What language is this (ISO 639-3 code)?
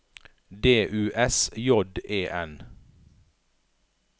nor